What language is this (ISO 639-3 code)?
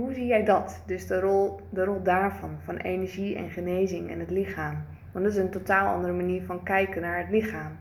nld